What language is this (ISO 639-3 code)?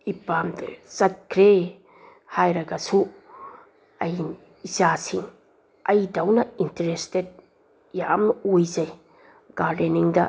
mni